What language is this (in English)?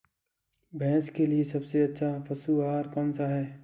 Hindi